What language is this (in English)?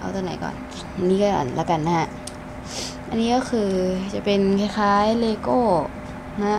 Thai